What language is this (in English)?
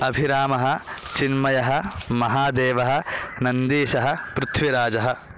Sanskrit